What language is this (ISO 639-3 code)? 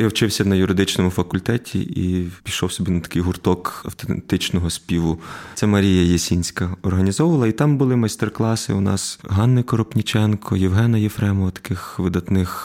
ukr